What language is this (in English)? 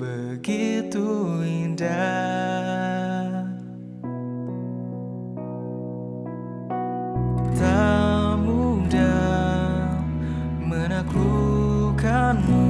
Indonesian